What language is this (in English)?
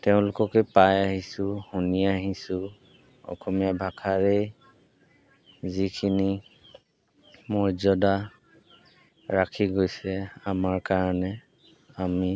Assamese